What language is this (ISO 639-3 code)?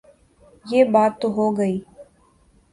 urd